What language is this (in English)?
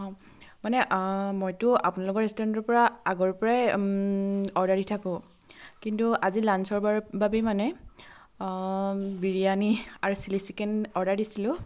Assamese